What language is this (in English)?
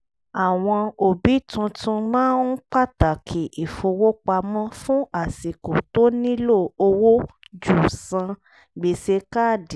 Yoruba